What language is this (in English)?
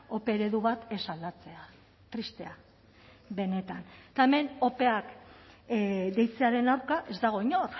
Basque